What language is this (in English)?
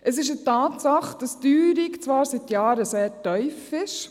Swiss German